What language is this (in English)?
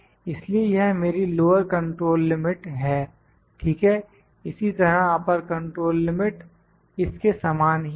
Hindi